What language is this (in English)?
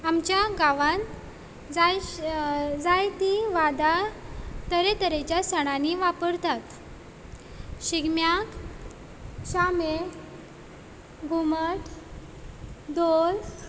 Konkani